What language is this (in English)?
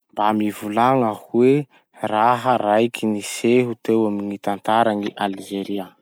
Masikoro Malagasy